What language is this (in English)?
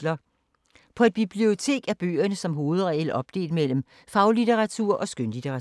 Danish